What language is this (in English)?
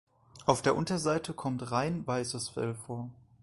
German